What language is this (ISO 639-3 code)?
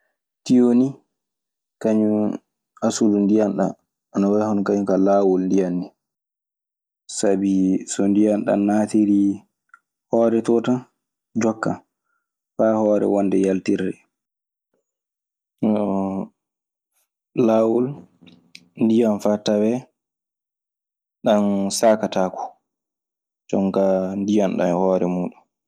ffm